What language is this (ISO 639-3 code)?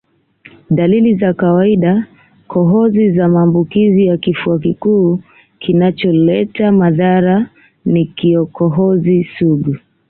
swa